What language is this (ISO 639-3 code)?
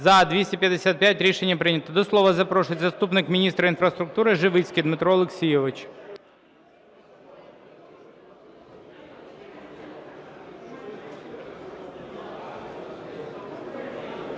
ukr